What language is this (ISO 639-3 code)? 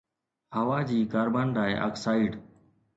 snd